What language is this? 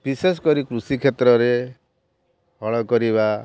Odia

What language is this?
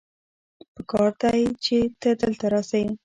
Pashto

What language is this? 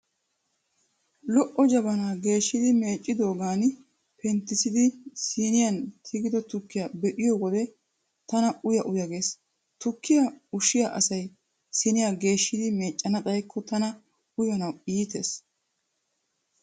Wolaytta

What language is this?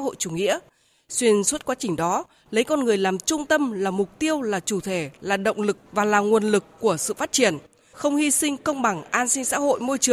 Vietnamese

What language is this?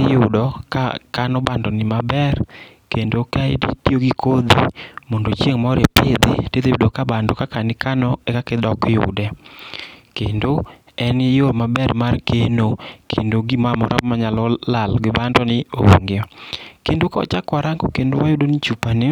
Luo (Kenya and Tanzania)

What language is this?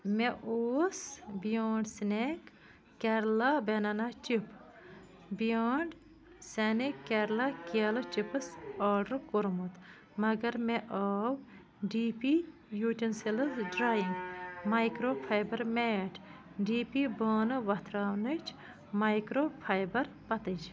Kashmiri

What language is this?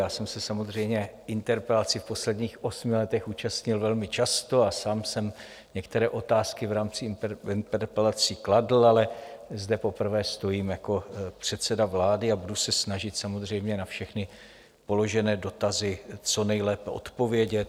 Czech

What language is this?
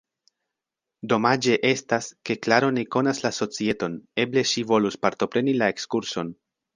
Esperanto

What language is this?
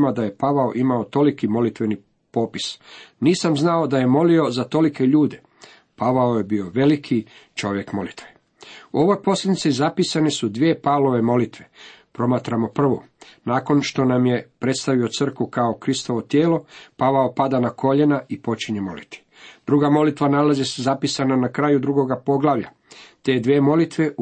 Croatian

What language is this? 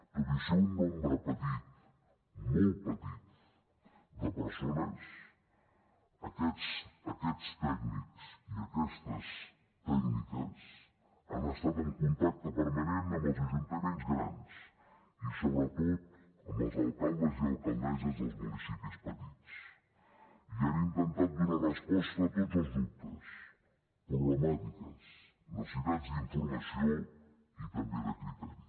Catalan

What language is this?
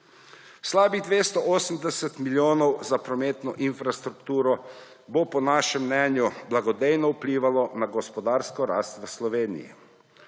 Slovenian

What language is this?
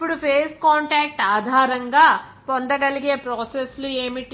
Telugu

